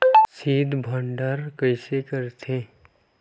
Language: Chhattisgarhi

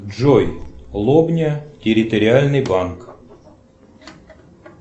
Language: Russian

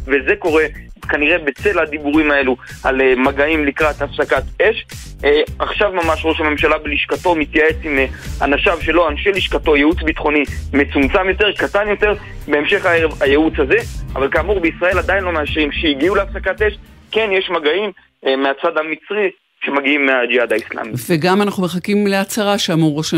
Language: Hebrew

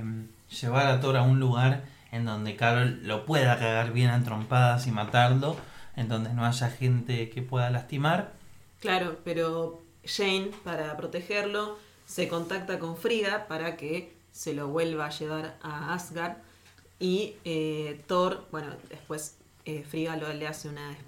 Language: Spanish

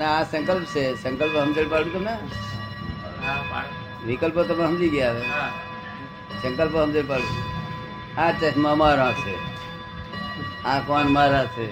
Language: Gujarati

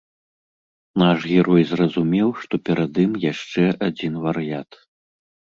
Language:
Belarusian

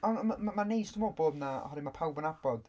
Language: Welsh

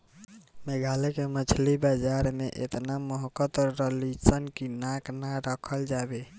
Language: Bhojpuri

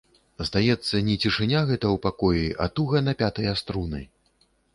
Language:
Belarusian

